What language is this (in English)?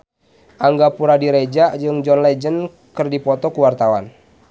Sundanese